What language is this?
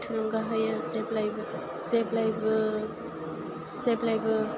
Bodo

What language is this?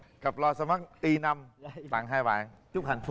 Vietnamese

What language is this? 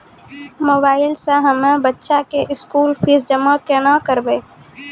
Maithili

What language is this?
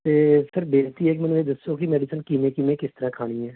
Punjabi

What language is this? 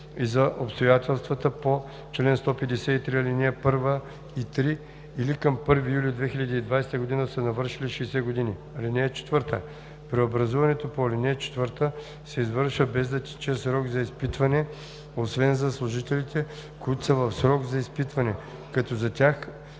Bulgarian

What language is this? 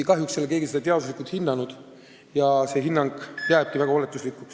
Estonian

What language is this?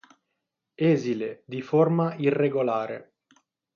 Italian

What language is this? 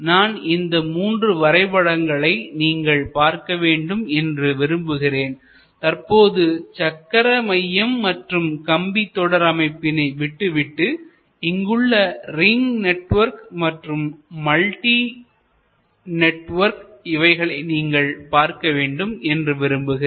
Tamil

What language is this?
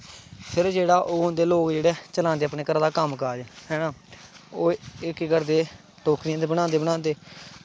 Dogri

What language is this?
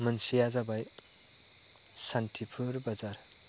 Bodo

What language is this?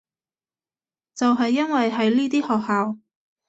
Cantonese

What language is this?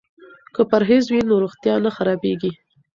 Pashto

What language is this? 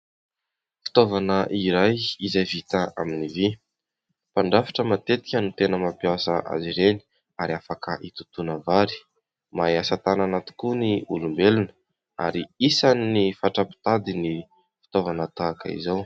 Malagasy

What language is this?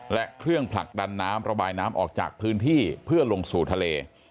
Thai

